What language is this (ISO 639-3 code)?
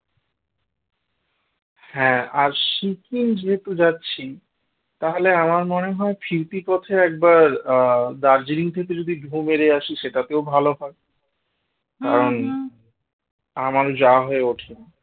ben